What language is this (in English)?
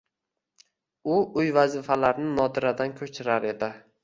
Uzbek